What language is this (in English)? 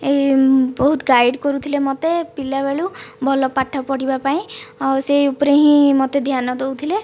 Odia